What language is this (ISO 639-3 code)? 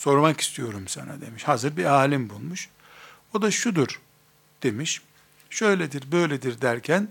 tur